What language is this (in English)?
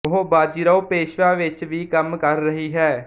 Punjabi